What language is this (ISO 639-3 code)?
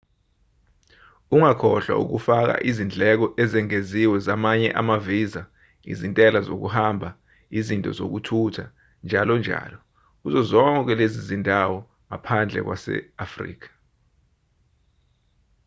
zul